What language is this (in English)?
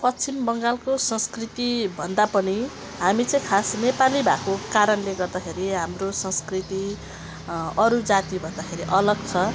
Nepali